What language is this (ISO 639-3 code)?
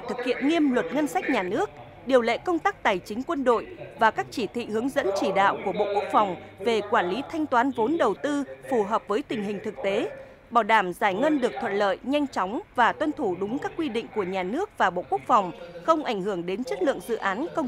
vie